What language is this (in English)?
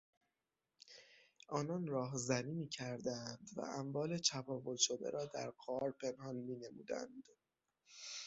Persian